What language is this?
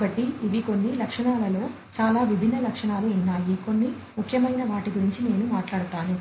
Telugu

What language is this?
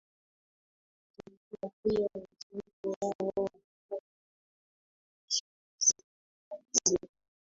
Swahili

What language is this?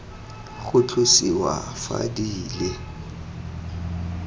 Tswana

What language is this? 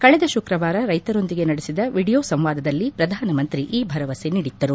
Kannada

